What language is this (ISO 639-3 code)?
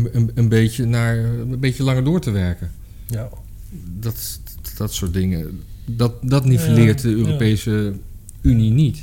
nld